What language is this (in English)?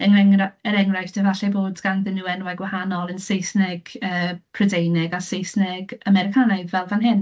Welsh